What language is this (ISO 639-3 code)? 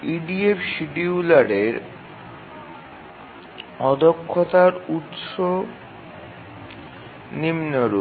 ben